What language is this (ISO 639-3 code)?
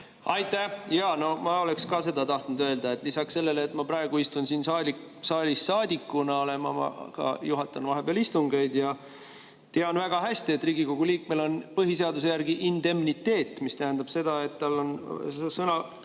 est